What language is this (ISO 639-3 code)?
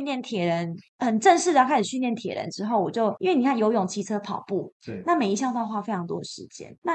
zho